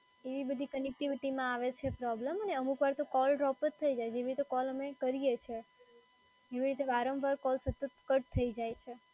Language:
Gujarati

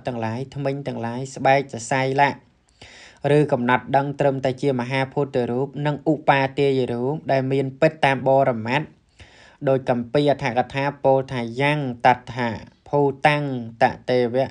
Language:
Thai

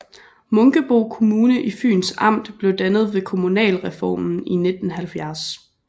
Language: Danish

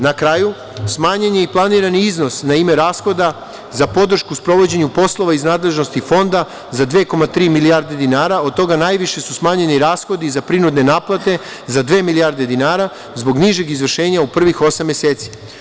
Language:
Serbian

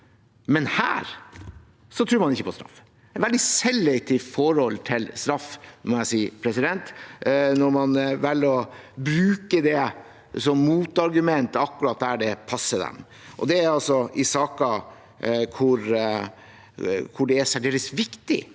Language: Norwegian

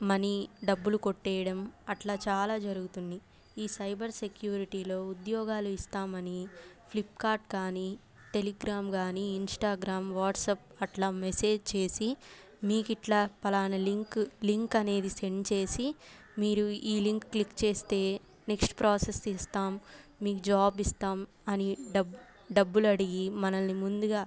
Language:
Telugu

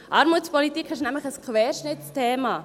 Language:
Swiss German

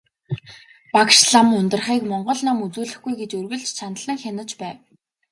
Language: Mongolian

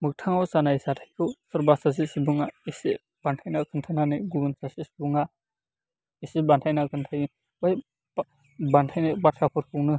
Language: Bodo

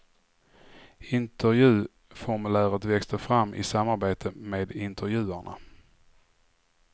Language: Swedish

